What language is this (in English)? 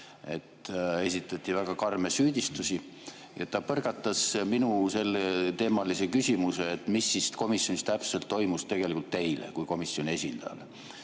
Estonian